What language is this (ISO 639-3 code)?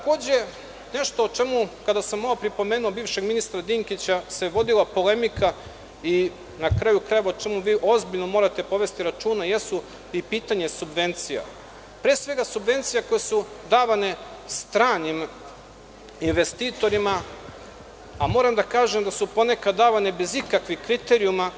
srp